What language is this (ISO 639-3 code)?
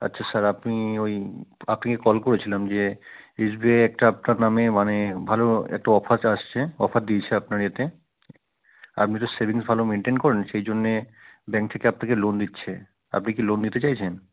ben